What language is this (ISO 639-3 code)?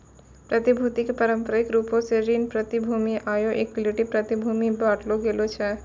mai